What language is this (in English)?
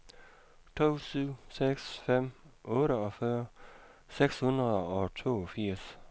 Danish